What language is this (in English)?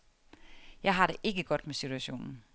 Danish